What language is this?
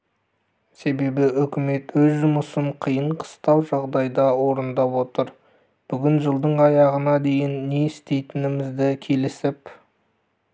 Kazakh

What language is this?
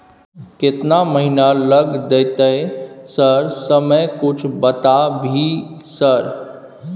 Maithili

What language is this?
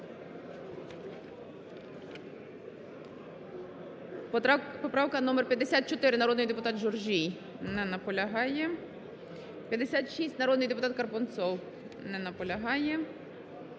Ukrainian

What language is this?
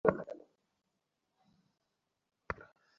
Bangla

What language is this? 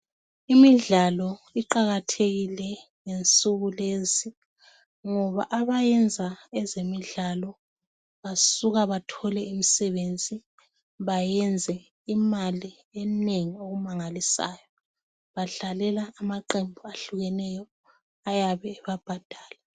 North Ndebele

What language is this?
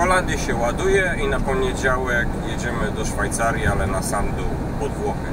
Polish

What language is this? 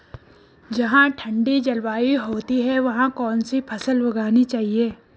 Hindi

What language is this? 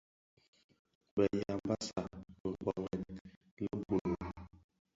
Bafia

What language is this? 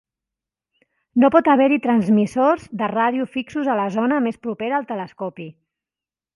Catalan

